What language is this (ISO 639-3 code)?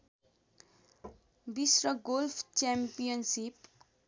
nep